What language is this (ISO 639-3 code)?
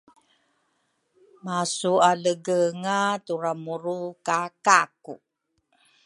dru